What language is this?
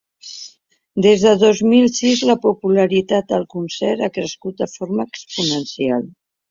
Catalan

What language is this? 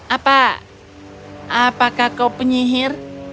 Indonesian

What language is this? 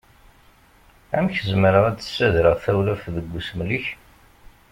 Kabyle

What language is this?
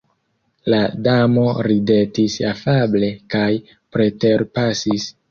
Esperanto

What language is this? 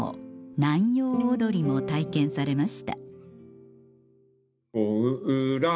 Japanese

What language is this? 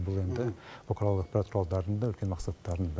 Kazakh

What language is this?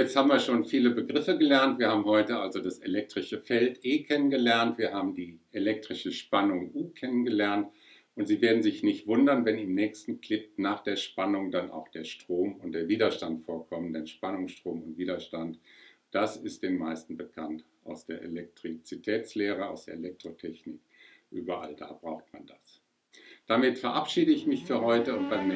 German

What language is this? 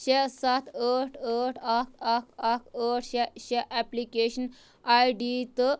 Kashmiri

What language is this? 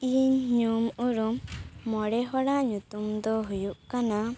Santali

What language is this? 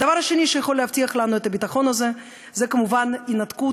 Hebrew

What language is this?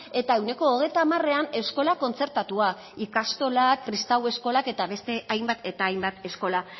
Basque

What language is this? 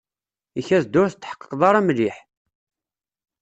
Kabyle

